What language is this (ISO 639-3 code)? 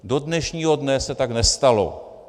ces